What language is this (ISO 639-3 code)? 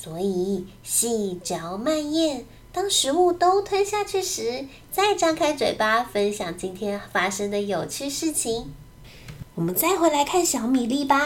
zho